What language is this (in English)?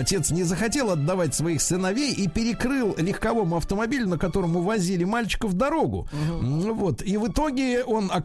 Russian